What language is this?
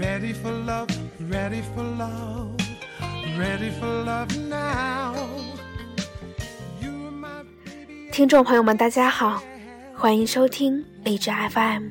Chinese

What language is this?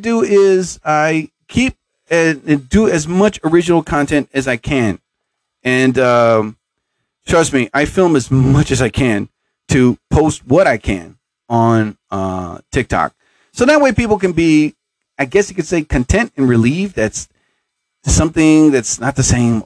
English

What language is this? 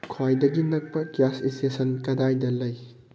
Manipuri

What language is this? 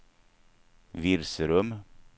Swedish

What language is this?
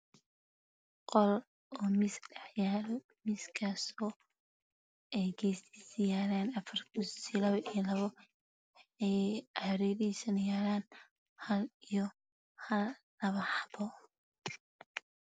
Somali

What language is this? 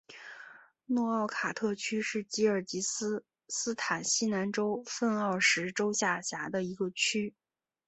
Chinese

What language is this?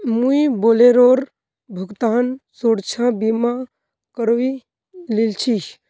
Magahi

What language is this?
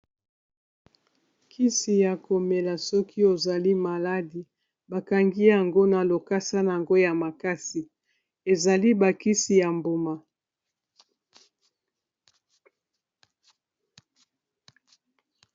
Lingala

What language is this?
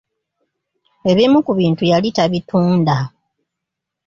Ganda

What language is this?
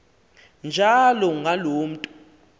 Xhosa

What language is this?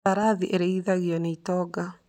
Kikuyu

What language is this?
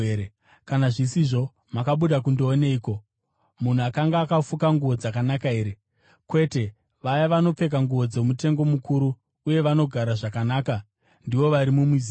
Shona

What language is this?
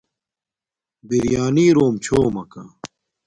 Domaaki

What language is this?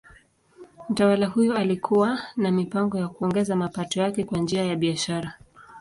Swahili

